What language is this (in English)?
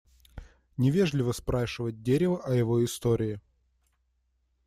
Russian